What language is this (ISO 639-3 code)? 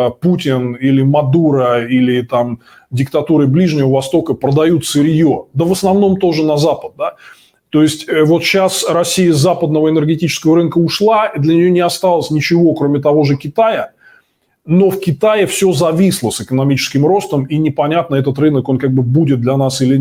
rus